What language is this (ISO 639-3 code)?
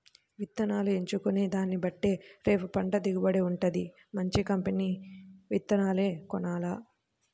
tel